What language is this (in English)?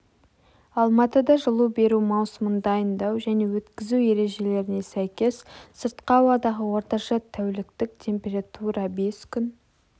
Kazakh